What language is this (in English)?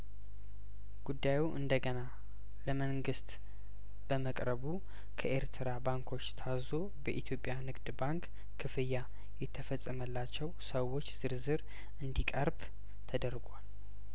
Amharic